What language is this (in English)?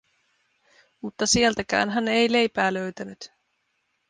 Finnish